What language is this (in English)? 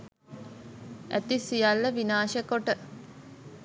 Sinhala